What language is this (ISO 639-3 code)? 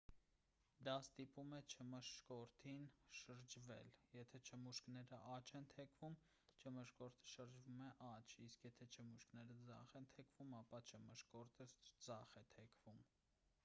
hye